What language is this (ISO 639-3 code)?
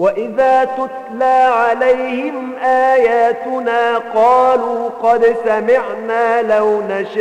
ara